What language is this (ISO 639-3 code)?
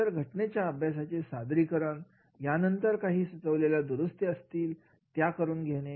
mar